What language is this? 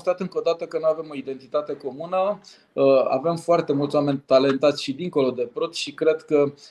Romanian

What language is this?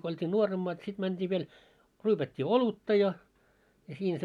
Finnish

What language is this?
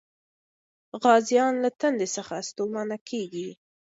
Pashto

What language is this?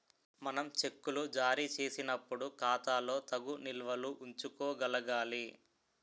Telugu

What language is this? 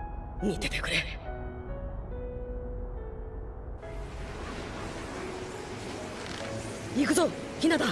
Japanese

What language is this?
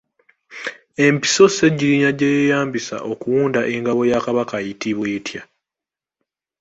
Ganda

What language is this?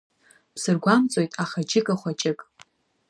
Abkhazian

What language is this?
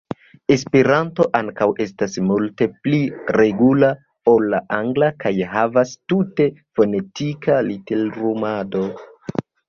Esperanto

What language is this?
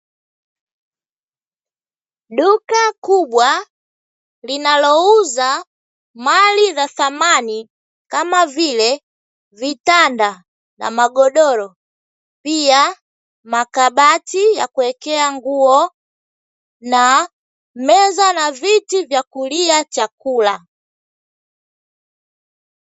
Swahili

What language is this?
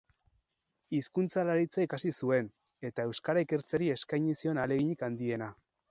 Basque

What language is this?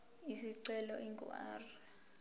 Zulu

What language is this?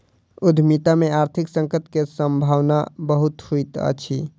Maithili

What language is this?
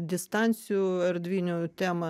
Lithuanian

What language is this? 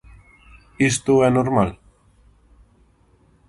Galician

